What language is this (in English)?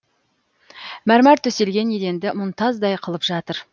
Kazakh